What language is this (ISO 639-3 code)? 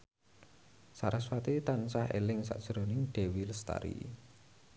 jav